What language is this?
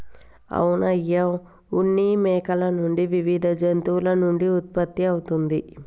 Telugu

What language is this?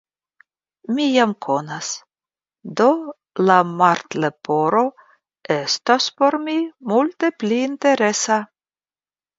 Esperanto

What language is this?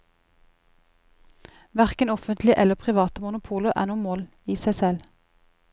Norwegian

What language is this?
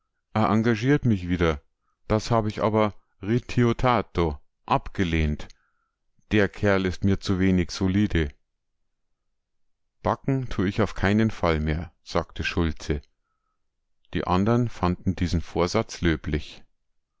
German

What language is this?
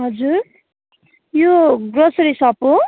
Nepali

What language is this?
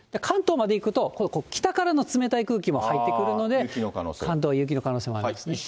Japanese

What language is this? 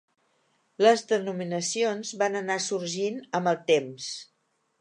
Catalan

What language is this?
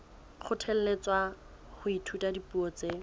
Southern Sotho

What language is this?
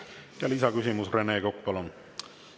Estonian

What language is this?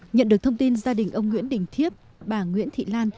Vietnamese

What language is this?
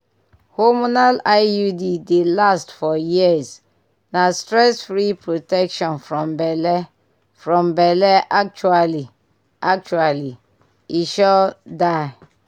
Nigerian Pidgin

